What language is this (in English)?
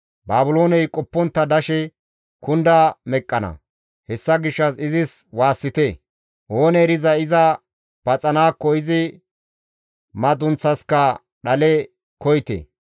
Gamo